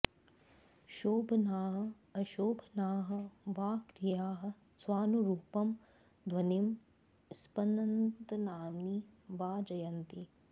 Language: Sanskrit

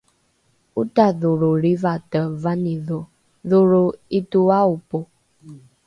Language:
Rukai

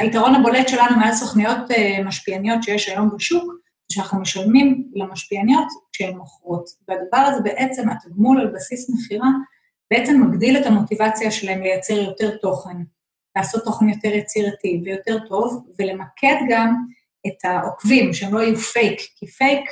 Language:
Hebrew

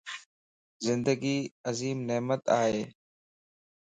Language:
Lasi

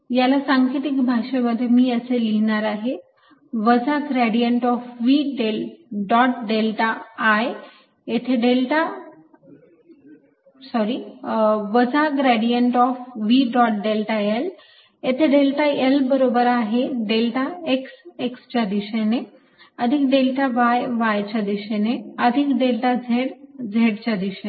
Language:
Marathi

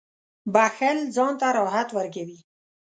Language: Pashto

